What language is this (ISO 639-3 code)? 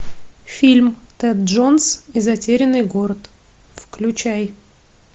rus